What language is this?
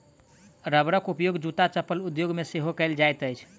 Maithili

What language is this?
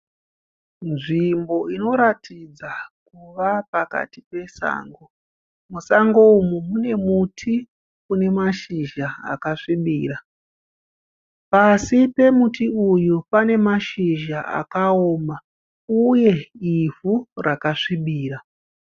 Shona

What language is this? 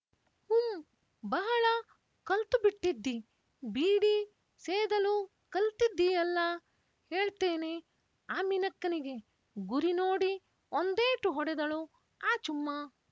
Kannada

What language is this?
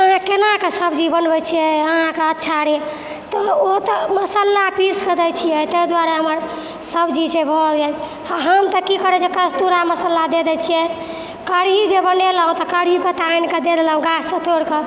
Maithili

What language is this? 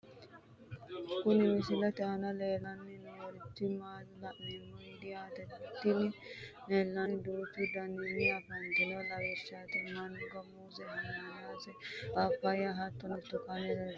Sidamo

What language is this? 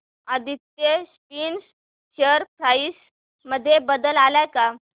Marathi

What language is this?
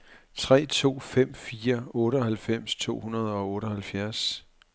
Danish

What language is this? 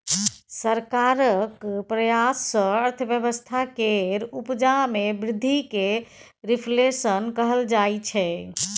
Maithili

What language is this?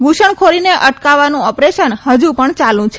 Gujarati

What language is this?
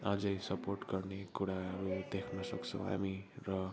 Nepali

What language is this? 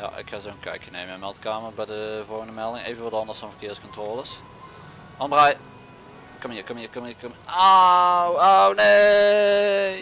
Dutch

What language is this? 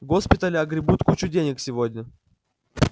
Russian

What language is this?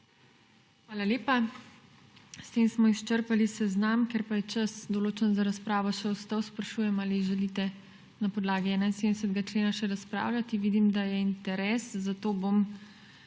Slovenian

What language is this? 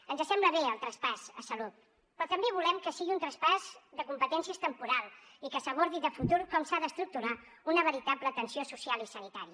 Catalan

